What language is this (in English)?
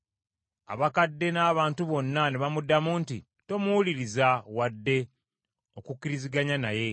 Ganda